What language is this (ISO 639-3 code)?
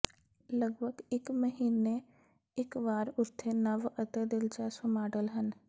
pan